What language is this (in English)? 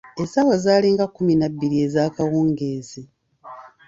Ganda